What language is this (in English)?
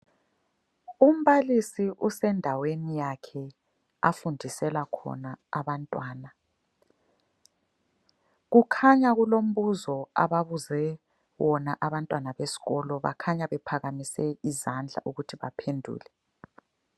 North Ndebele